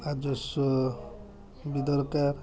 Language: Odia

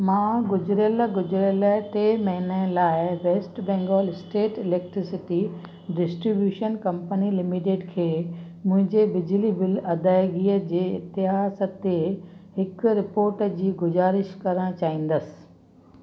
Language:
Sindhi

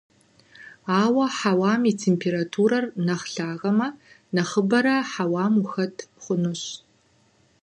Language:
Kabardian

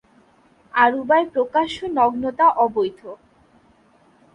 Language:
Bangla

